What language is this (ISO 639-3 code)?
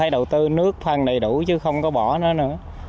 vie